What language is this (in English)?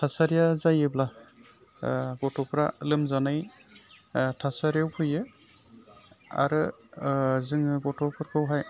Bodo